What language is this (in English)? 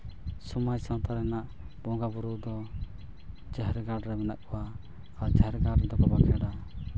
Santali